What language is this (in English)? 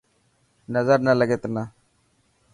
Dhatki